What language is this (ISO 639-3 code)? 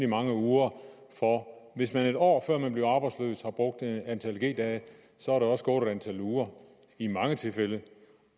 dan